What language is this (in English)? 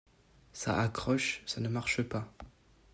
French